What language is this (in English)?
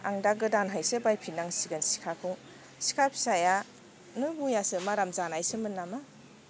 Bodo